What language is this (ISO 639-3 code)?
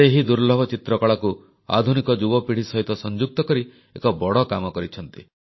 ori